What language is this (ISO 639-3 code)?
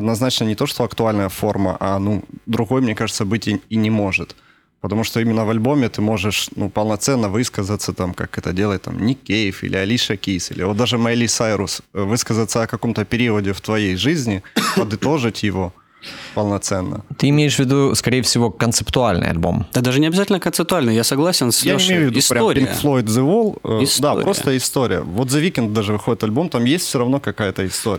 rus